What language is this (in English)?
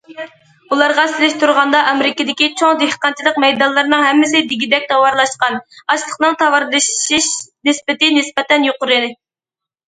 Uyghur